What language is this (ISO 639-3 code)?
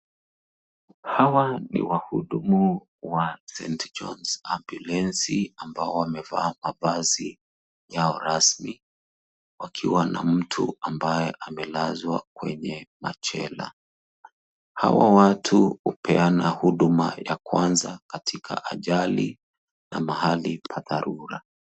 swa